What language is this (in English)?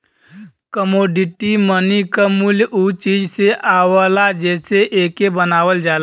Bhojpuri